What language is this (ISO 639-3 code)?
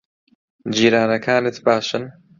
ckb